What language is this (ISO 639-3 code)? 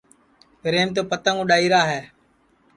ssi